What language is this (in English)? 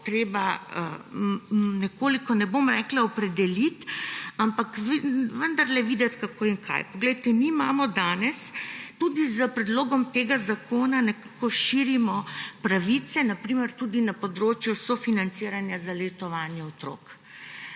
Slovenian